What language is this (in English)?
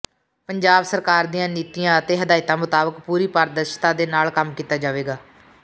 Punjabi